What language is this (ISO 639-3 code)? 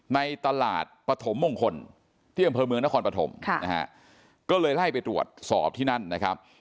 tha